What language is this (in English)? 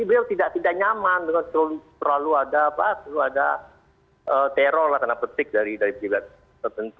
Indonesian